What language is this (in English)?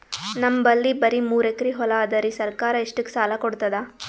Kannada